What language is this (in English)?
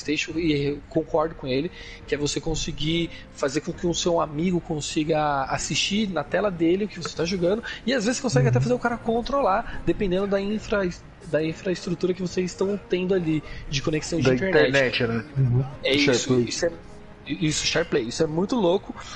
Portuguese